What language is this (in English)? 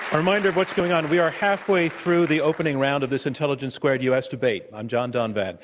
English